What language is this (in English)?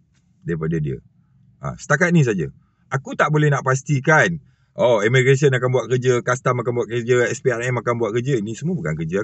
Malay